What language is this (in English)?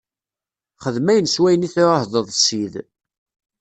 Kabyle